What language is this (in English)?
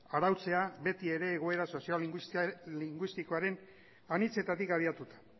Basque